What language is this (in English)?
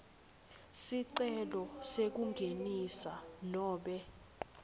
Swati